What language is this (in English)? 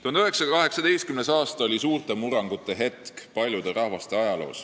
Estonian